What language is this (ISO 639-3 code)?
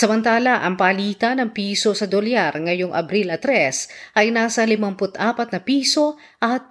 fil